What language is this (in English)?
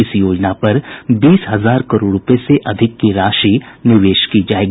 Hindi